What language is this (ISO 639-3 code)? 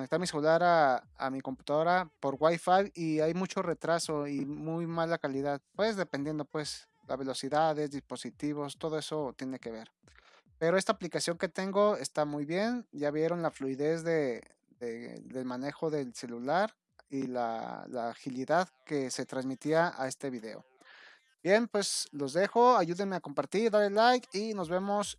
spa